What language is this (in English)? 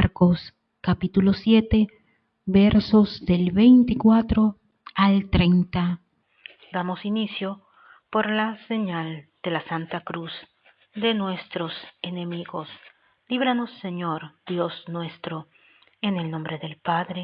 Spanish